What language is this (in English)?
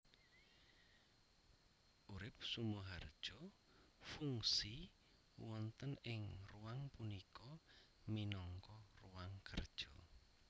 Javanese